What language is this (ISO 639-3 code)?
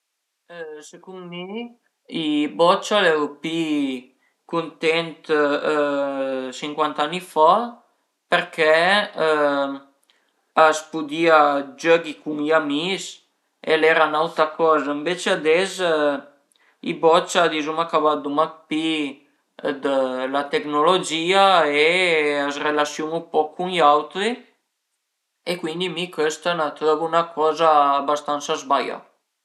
pms